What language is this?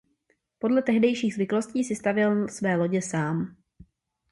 Czech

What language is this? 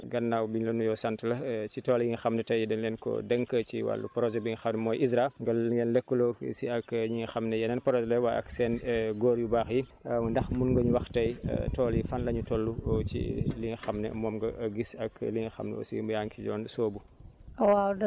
Wolof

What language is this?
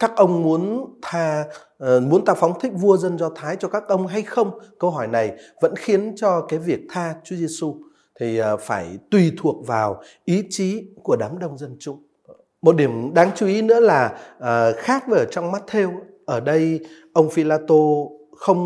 Vietnamese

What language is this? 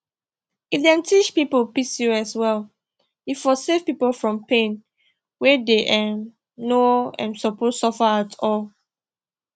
Nigerian Pidgin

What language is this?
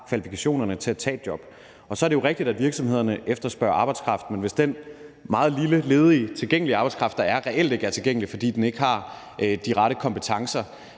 Danish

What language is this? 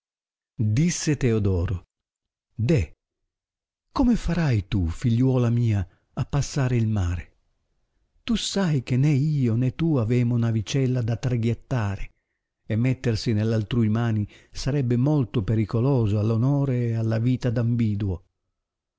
Italian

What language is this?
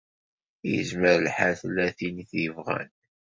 Kabyle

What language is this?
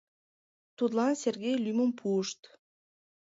Mari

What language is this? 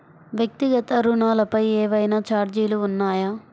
Telugu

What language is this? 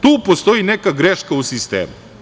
Serbian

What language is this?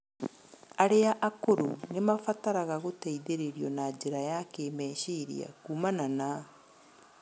Kikuyu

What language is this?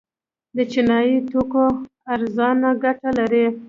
Pashto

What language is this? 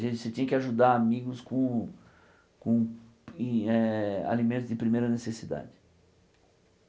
Portuguese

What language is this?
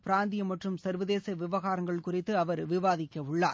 Tamil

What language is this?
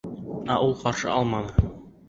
Bashkir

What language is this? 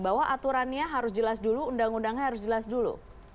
Indonesian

